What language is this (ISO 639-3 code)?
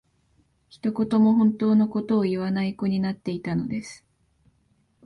jpn